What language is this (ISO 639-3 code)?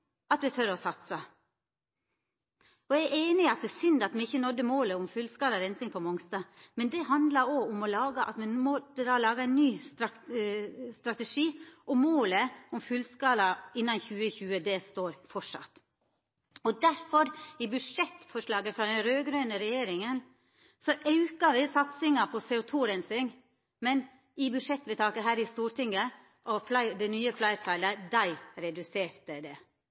nno